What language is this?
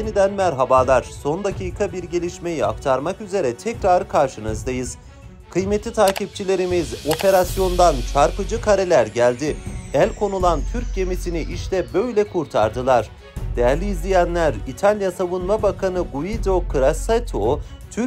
Turkish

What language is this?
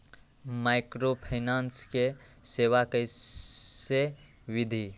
Magahi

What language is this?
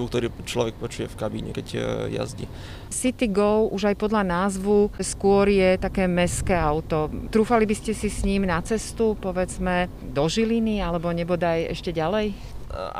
Slovak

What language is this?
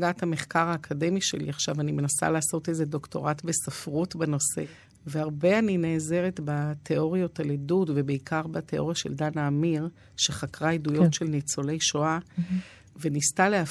Hebrew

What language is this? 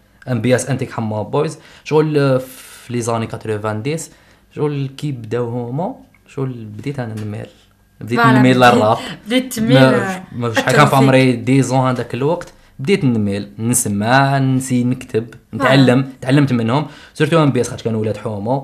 Arabic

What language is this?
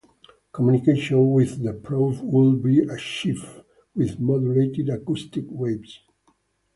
English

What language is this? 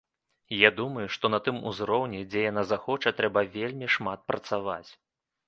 Belarusian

